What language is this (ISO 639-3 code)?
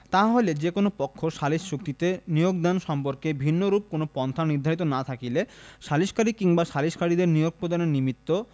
ben